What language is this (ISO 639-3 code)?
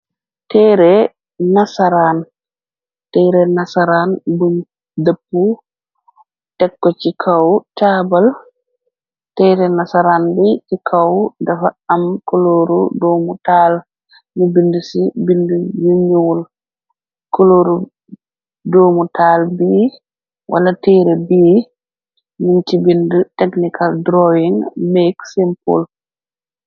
wol